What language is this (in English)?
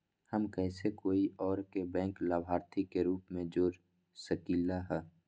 Magahi